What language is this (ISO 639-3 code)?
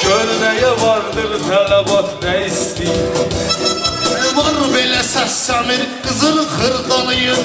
tur